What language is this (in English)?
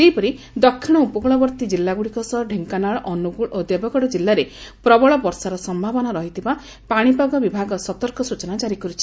Odia